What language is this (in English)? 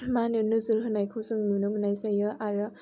Bodo